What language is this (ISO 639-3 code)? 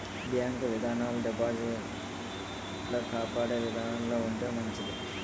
tel